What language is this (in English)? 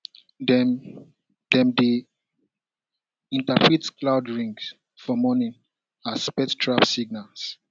Nigerian Pidgin